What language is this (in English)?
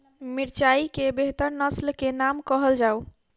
Maithili